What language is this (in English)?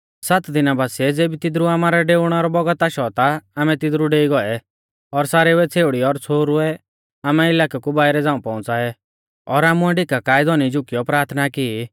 Mahasu Pahari